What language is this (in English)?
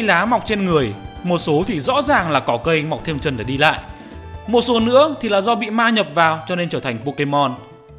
Vietnamese